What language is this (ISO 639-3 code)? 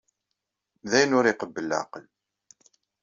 kab